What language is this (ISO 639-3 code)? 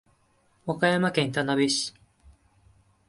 jpn